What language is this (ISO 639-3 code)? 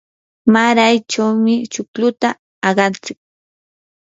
qur